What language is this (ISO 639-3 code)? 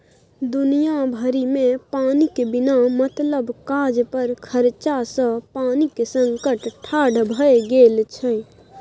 mai